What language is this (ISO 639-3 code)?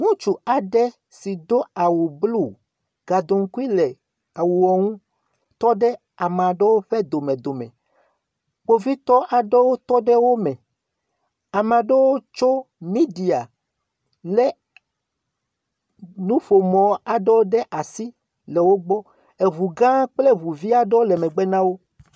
ewe